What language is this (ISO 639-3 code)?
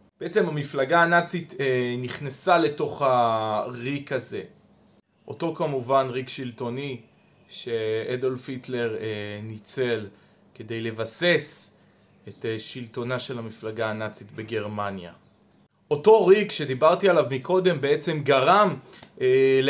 heb